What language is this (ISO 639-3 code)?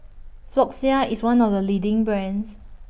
eng